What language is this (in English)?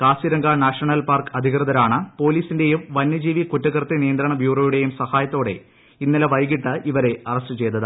Malayalam